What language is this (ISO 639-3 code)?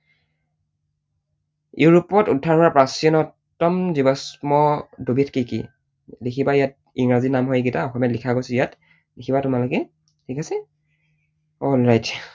asm